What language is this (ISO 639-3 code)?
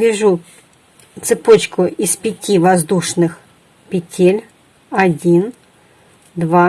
rus